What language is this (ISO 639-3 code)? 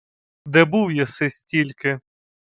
ukr